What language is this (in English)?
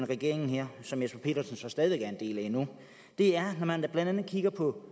Danish